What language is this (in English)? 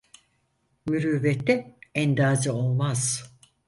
Turkish